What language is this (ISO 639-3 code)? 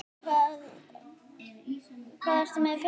isl